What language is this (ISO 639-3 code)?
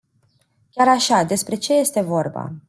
ron